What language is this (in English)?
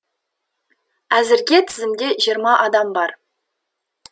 Kazakh